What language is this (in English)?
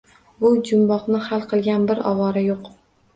Uzbek